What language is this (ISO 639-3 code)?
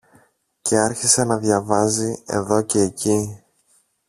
ell